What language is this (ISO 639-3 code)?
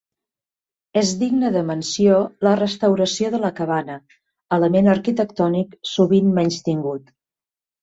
cat